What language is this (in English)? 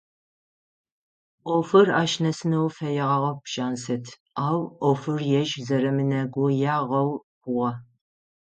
Adyghe